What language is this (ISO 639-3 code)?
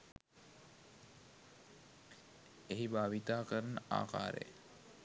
sin